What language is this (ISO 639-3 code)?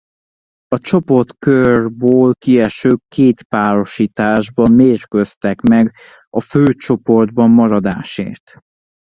hun